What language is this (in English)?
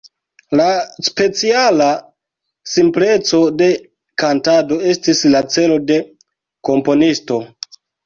Esperanto